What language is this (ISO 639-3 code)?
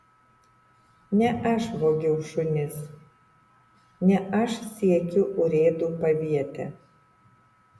lit